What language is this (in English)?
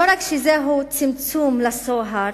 Hebrew